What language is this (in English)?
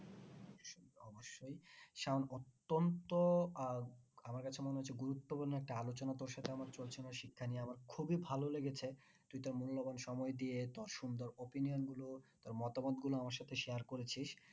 Bangla